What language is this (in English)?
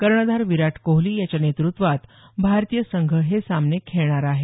Marathi